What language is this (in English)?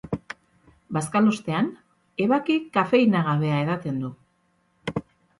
Basque